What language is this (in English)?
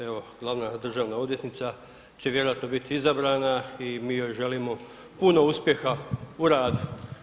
Croatian